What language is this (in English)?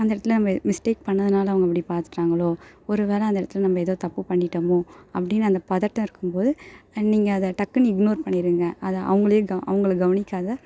Tamil